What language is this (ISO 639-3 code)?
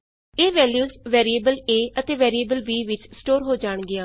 pan